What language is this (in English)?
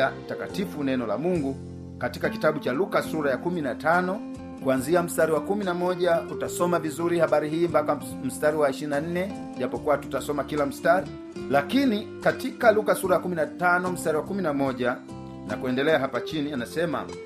Swahili